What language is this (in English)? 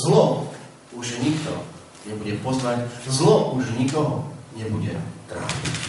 Slovak